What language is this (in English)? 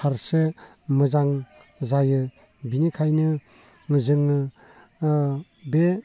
Bodo